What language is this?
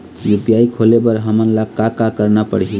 Chhattisgarhi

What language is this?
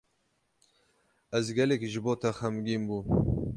Kurdish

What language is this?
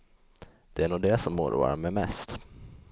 Swedish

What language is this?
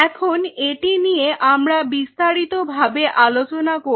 Bangla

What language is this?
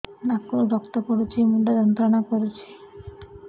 Odia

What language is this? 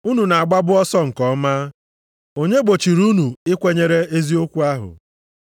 Igbo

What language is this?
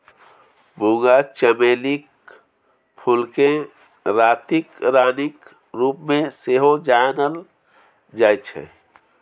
Maithili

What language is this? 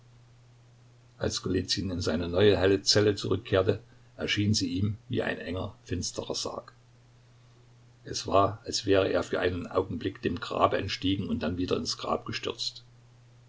German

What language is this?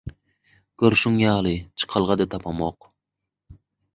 Turkmen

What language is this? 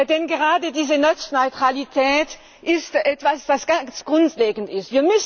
German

